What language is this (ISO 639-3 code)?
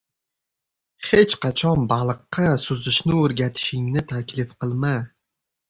uzb